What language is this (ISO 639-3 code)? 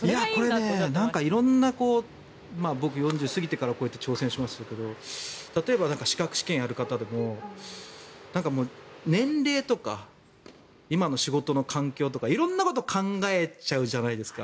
jpn